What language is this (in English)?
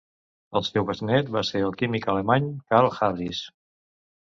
Catalan